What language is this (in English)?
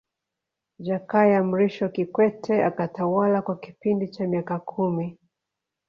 Swahili